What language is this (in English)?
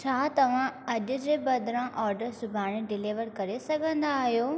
Sindhi